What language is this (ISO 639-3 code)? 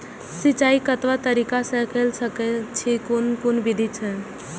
mai